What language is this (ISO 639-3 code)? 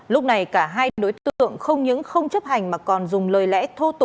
vie